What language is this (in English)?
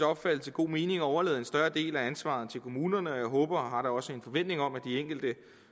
Danish